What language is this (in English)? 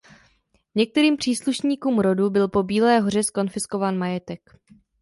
Czech